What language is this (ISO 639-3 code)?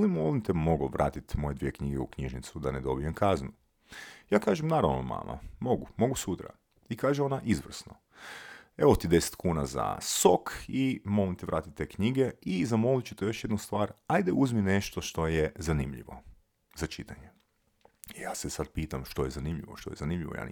hrv